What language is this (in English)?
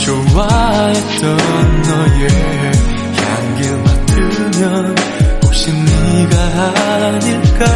Korean